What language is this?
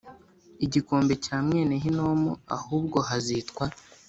Kinyarwanda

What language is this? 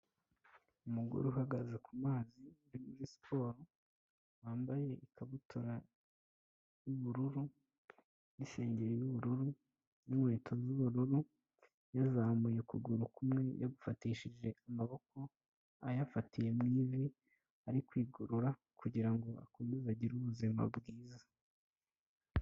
Kinyarwanda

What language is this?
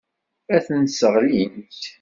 Kabyle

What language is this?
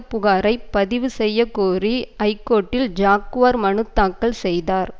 Tamil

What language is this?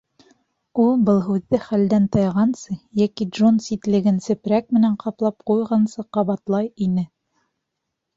Bashkir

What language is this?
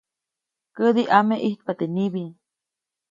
Copainalá Zoque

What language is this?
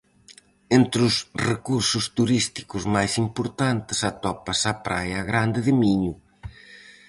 Galician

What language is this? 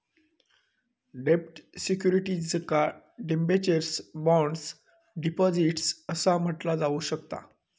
Marathi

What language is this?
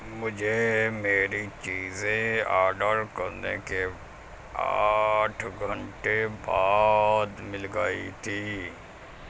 Urdu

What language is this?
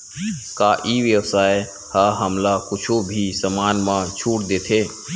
Chhattisgarhi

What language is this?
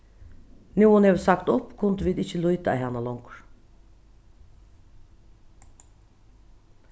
Faroese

